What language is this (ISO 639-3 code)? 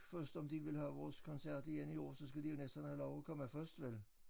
dan